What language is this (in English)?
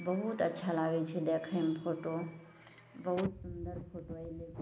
Maithili